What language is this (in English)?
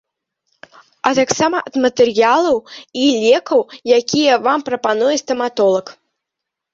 Belarusian